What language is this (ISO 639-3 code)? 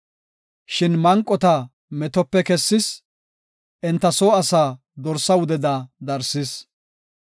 gof